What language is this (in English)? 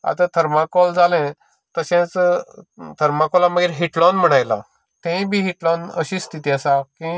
Konkani